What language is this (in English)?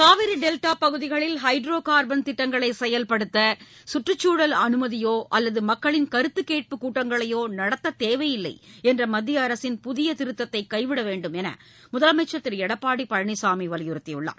Tamil